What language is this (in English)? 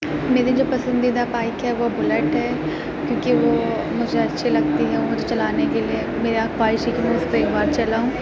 Urdu